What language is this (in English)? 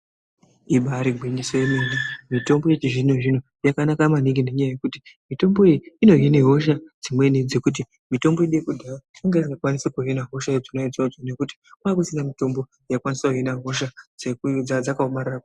Ndau